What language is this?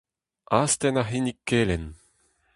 Breton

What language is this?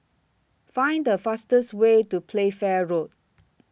English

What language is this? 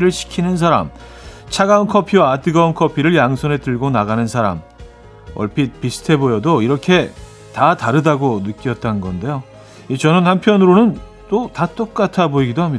Korean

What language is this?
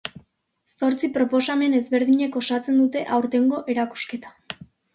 Basque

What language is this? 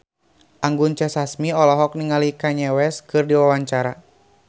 Sundanese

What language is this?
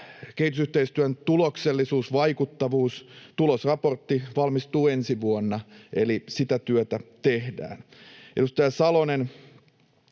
Finnish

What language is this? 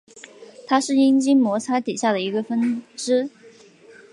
Chinese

